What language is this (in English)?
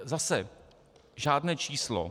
Czech